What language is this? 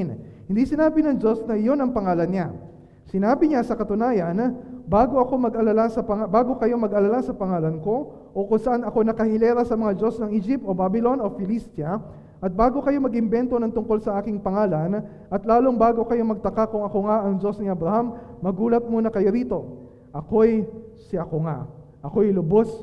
Filipino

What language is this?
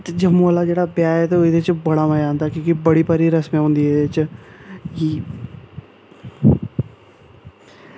Dogri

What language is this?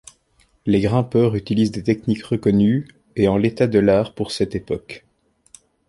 French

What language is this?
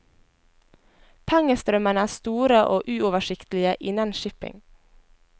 Norwegian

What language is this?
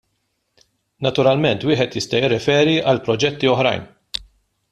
Maltese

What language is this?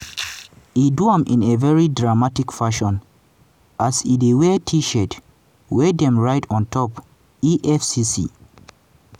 Nigerian Pidgin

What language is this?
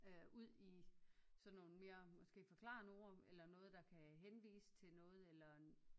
Danish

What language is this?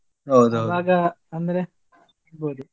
Kannada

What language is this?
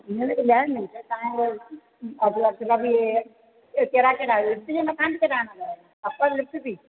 Sindhi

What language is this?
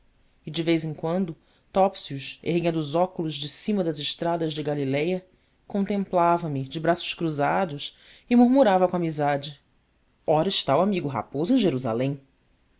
Portuguese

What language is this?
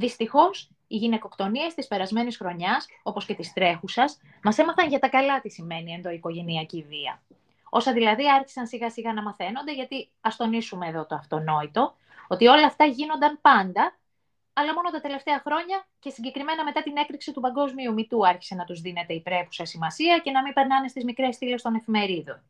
Greek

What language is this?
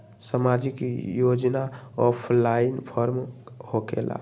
Magahi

